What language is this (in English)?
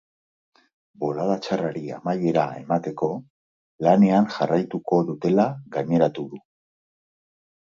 Basque